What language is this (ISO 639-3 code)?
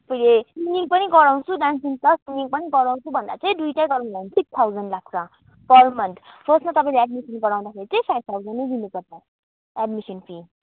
nep